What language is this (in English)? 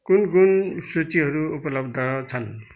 Nepali